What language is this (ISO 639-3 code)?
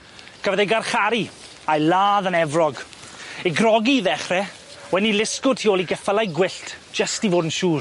cym